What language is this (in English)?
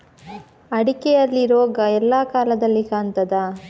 Kannada